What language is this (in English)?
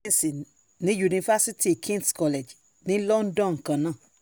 Yoruba